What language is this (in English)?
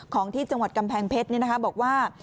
Thai